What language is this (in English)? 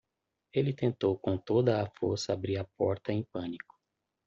Portuguese